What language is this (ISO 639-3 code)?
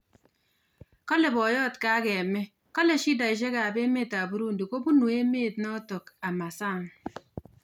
kln